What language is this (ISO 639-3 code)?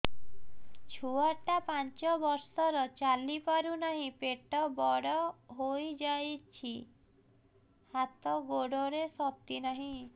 ori